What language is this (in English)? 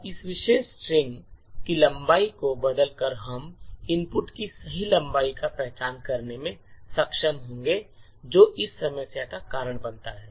Hindi